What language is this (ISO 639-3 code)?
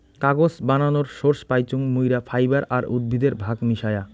ben